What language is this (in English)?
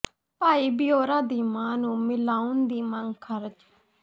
Punjabi